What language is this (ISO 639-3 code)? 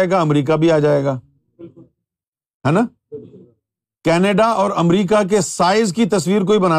urd